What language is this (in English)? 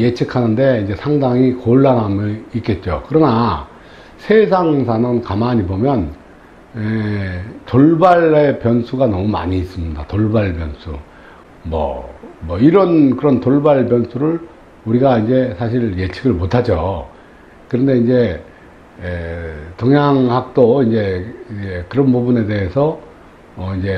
Korean